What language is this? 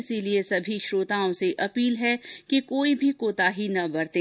Hindi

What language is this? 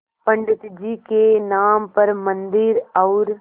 Hindi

